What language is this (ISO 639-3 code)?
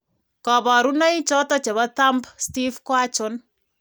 kln